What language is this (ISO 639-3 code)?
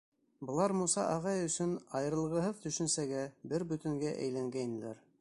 bak